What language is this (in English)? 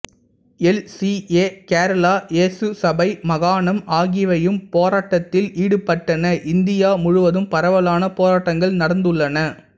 Tamil